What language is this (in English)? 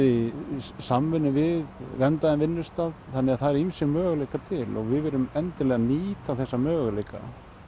Icelandic